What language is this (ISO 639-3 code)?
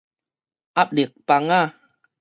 nan